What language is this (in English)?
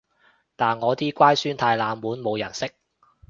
Cantonese